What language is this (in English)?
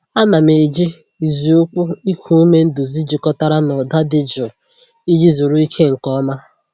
Igbo